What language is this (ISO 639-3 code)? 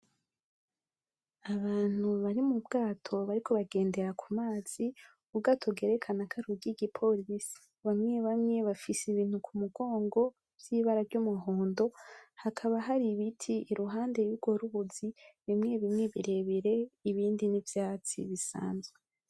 run